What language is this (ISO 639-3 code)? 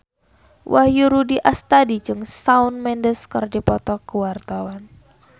sun